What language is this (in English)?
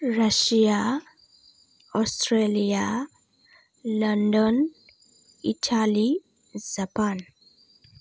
Bodo